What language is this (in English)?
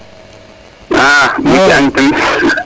Serer